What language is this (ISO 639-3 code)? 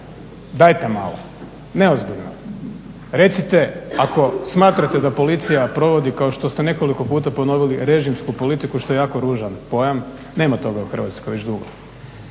hrv